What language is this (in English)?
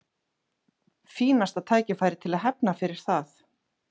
Icelandic